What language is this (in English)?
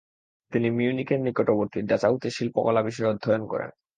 Bangla